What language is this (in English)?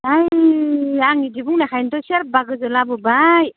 Bodo